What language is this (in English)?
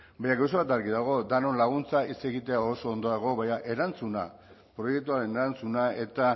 Basque